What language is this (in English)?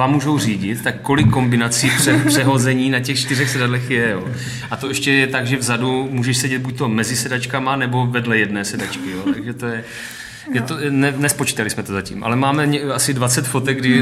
Czech